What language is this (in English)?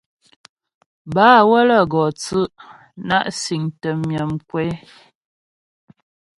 Ghomala